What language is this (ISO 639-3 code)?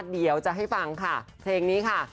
tha